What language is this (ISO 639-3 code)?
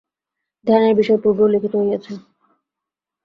ben